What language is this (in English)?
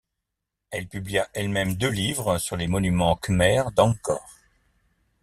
French